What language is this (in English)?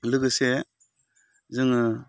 Bodo